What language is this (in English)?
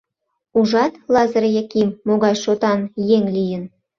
Mari